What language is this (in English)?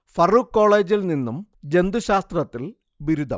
Malayalam